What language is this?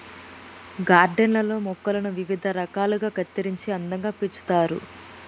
Telugu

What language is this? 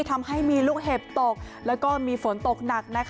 Thai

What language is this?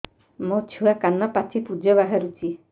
Odia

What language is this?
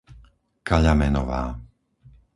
Slovak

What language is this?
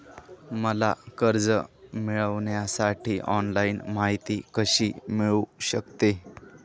Marathi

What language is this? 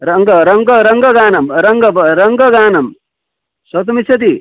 Sanskrit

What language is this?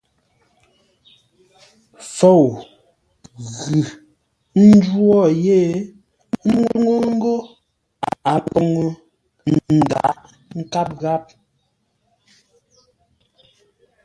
Ngombale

